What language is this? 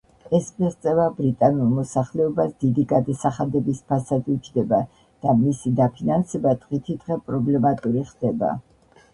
Georgian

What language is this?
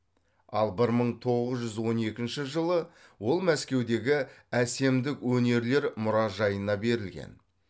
Kazakh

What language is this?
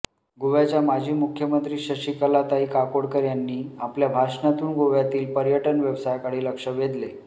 Marathi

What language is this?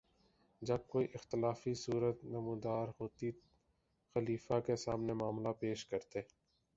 Urdu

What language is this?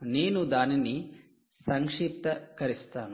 Telugu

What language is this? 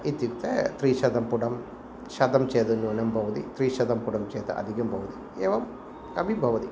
Sanskrit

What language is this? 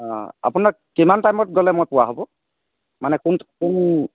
Assamese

